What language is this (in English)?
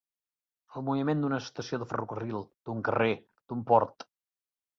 Catalan